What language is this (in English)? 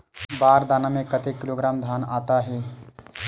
Chhattisgarhi